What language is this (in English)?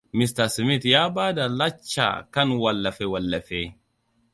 Hausa